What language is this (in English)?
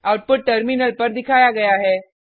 Hindi